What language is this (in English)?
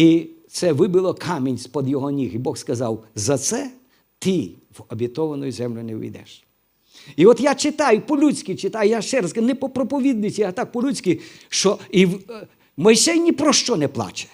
Ukrainian